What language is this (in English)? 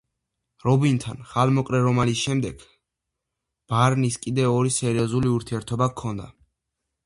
Georgian